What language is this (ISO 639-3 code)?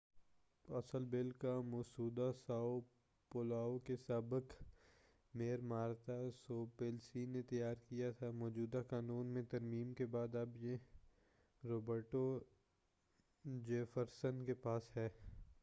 urd